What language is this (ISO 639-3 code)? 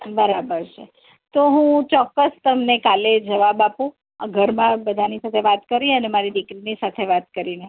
guj